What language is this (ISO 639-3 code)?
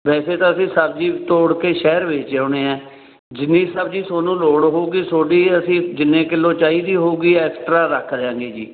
pan